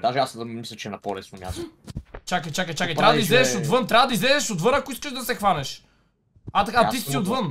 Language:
Bulgarian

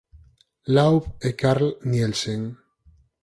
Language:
Galician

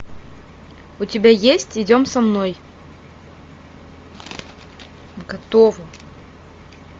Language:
Russian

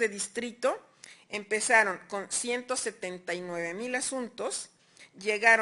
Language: Spanish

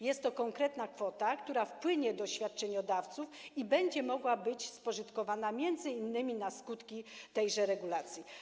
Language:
Polish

